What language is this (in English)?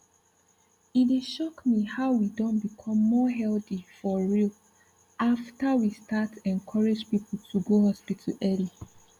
Nigerian Pidgin